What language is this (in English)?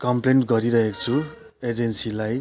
Nepali